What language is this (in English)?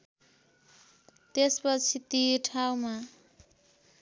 Nepali